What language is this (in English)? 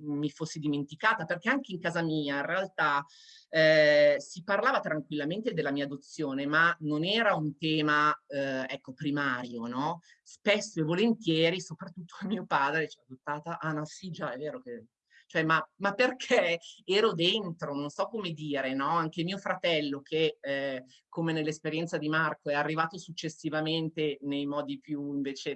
Italian